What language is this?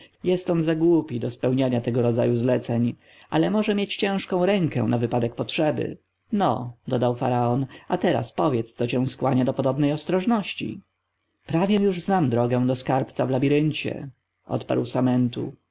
Polish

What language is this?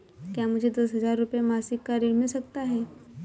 Hindi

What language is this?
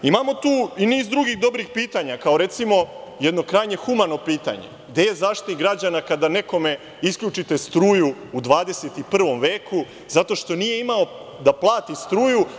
Serbian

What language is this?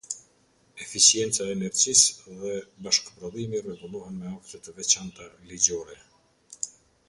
Albanian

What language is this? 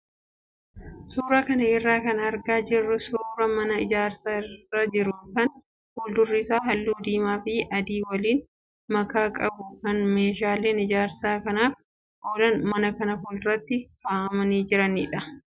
Oromo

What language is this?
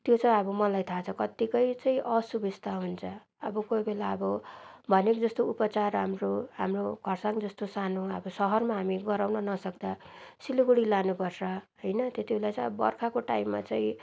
Nepali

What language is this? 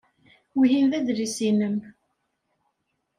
Kabyle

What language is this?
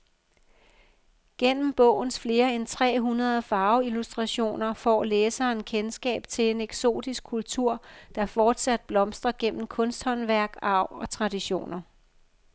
Danish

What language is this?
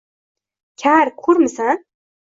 Uzbek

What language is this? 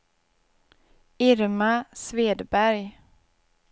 Swedish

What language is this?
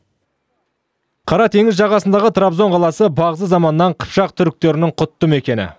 Kazakh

